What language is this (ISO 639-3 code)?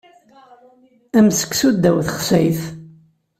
kab